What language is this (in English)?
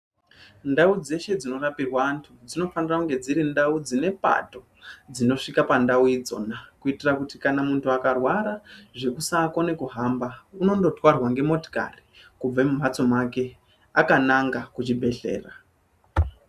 Ndau